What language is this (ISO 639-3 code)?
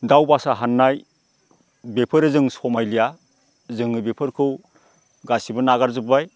brx